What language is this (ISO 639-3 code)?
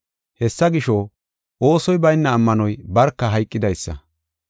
gof